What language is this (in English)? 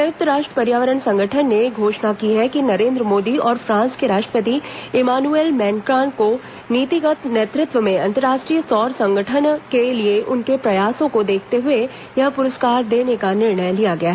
Hindi